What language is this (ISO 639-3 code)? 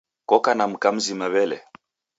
dav